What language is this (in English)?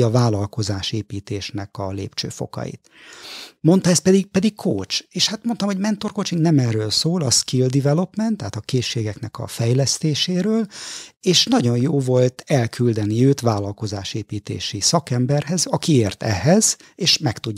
Hungarian